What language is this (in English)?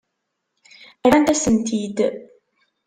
Kabyle